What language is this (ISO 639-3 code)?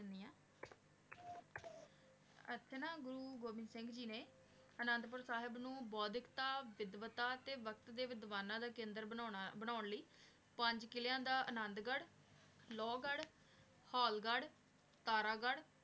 pan